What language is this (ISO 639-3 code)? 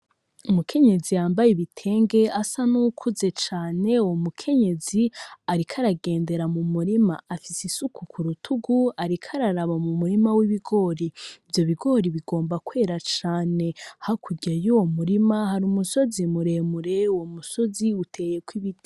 run